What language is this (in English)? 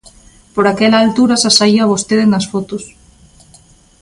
Galician